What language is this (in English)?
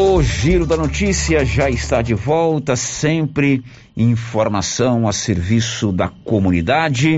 Portuguese